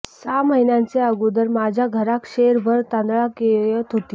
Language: Marathi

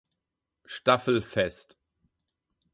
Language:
German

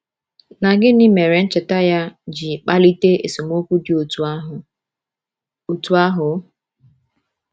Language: Igbo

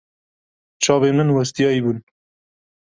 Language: Kurdish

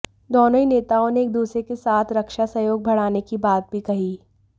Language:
Hindi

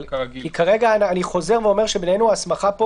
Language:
Hebrew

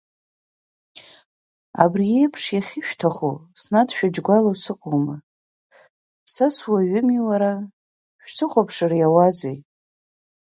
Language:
Abkhazian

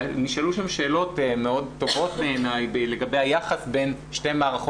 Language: Hebrew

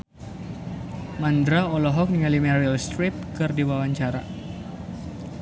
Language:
Sundanese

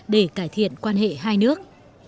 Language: Vietnamese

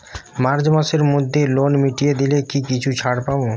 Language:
Bangla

